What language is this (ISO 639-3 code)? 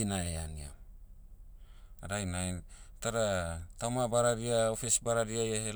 meu